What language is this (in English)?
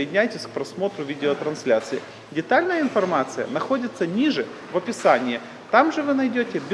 Russian